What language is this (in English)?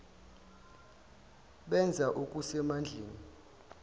Zulu